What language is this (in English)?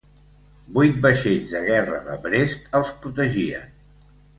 Catalan